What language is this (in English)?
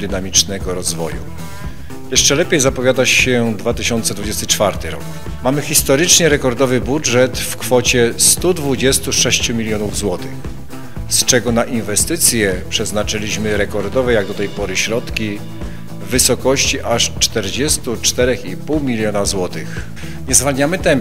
Polish